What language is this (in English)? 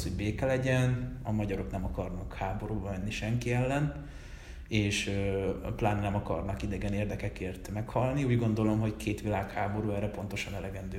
Hungarian